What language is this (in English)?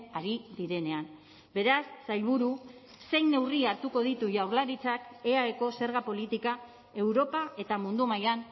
Basque